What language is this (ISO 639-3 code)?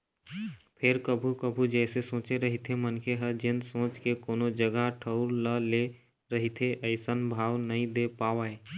hne